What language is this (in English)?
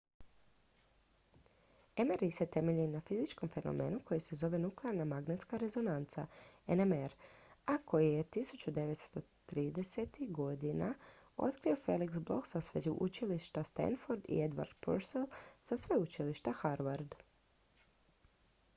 Croatian